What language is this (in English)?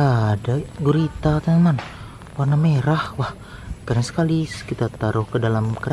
Indonesian